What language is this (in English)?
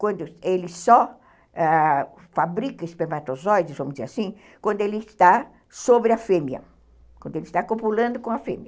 Portuguese